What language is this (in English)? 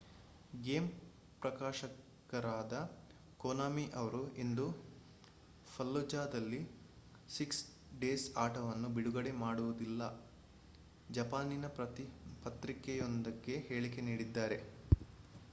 Kannada